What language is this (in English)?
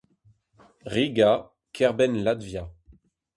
Breton